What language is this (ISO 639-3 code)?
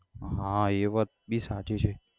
guj